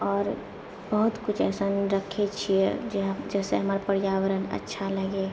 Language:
Maithili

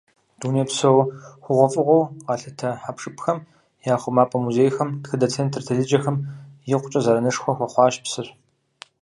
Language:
Kabardian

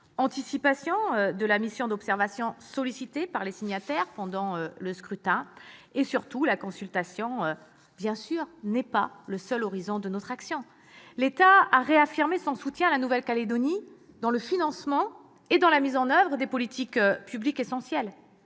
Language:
French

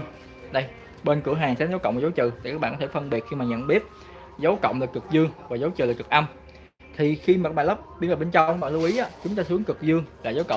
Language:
Vietnamese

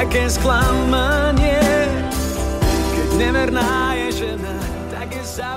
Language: Slovak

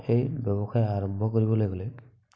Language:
Assamese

